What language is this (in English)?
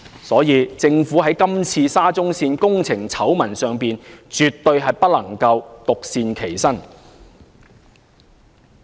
Cantonese